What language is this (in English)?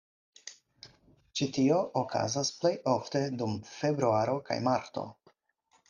Esperanto